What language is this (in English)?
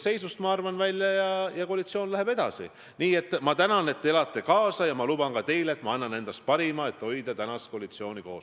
Estonian